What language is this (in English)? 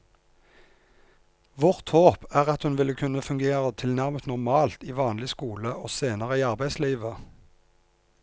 Norwegian